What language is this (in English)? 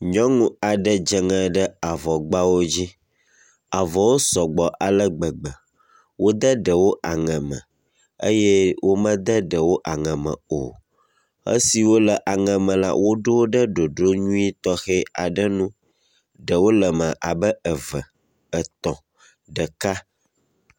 Ewe